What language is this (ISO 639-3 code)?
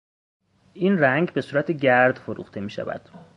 fas